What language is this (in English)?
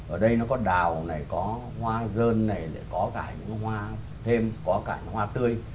Vietnamese